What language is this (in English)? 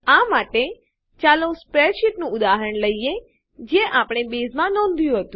Gujarati